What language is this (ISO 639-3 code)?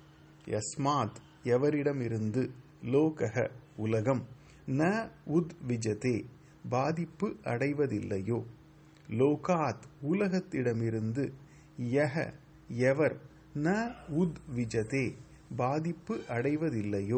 tam